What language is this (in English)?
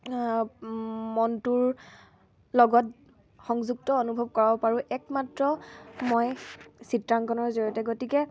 Assamese